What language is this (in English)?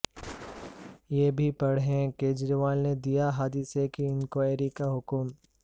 Urdu